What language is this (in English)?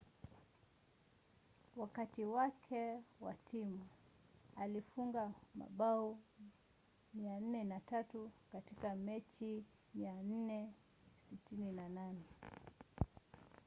Swahili